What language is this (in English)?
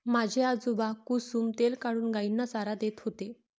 Marathi